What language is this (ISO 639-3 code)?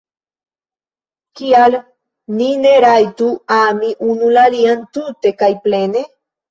epo